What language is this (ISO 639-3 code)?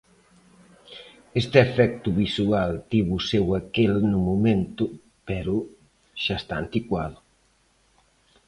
glg